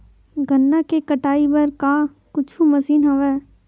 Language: Chhattisgarhi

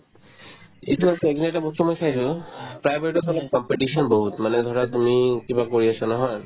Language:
Assamese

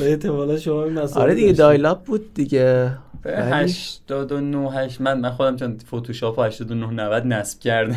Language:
Persian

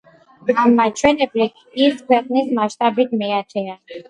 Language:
Georgian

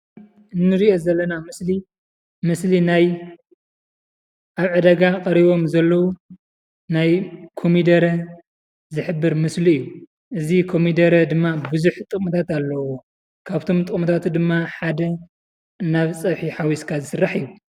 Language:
Tigrinya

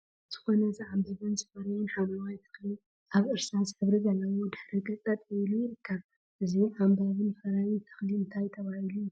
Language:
Tigrinya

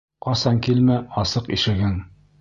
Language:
Bashkir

